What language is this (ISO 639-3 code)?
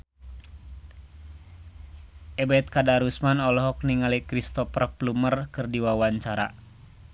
sun